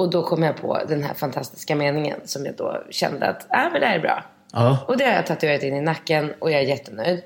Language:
Swedish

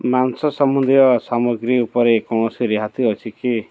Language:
Odia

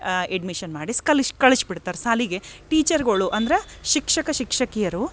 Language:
Kannada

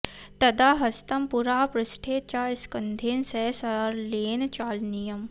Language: Sanskrit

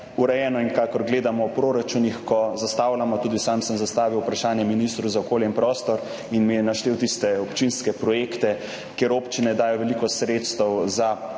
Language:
Slovenian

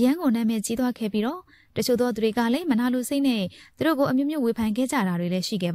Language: Arabic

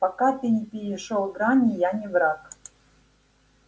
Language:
Russian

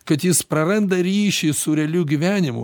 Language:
Lithuanian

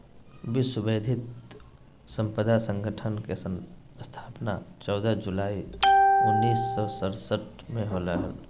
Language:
Magahi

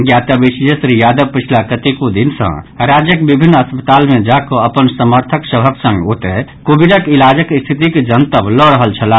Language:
Maithili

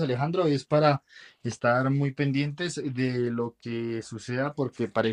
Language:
Spanish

